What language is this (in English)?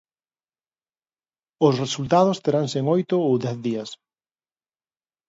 Galician